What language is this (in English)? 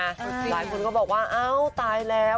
Thai